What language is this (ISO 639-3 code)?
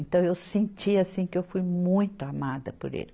por